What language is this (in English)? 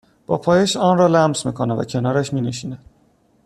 Persian